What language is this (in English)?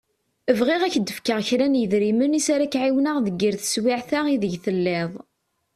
Kabyle